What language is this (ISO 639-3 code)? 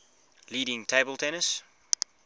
eng